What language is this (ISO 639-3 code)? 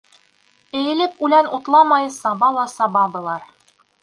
bak